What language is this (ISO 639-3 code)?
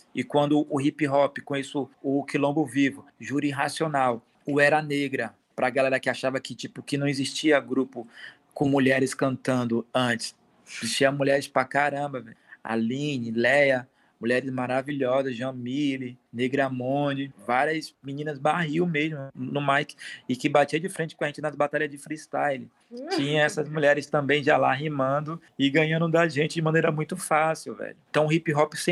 por